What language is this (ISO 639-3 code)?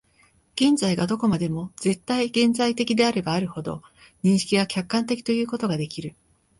jpn